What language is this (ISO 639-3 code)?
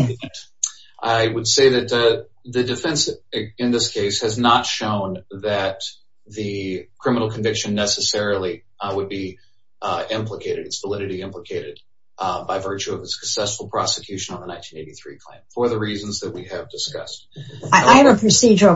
eng